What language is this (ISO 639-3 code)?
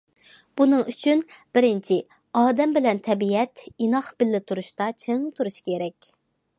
uig